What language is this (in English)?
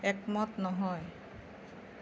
Assamese